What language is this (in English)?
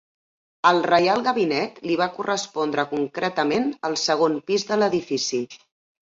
Catalan